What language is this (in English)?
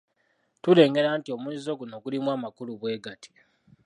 Ganda